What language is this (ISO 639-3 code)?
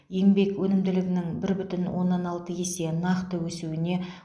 kaz